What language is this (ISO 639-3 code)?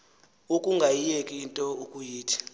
xho